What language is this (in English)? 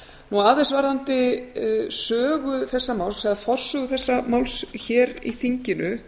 Icelandic